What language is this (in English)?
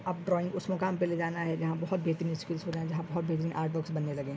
Urdu